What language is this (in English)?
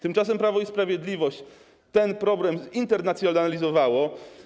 Polish